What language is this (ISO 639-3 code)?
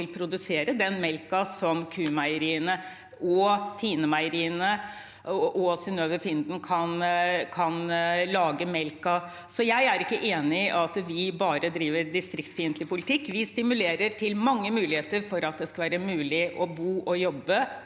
nor